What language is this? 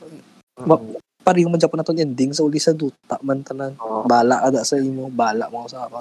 Filipino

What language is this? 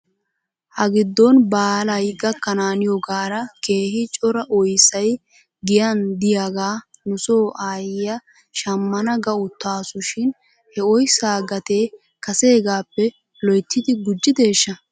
Wolaytta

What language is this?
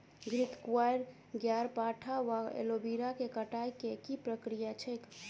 Maithili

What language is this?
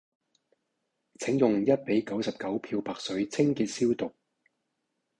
Cantonese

